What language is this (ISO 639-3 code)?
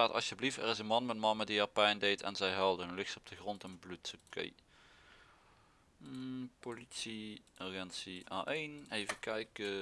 nld